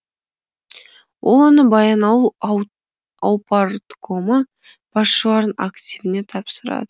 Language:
Kazakh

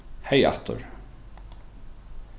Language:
Faroese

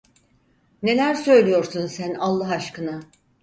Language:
Turkish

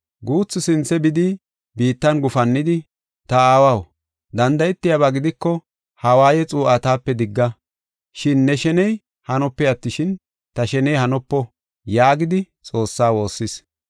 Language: Gofa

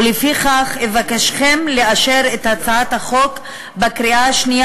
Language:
Hebrew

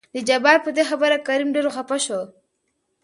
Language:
Pashto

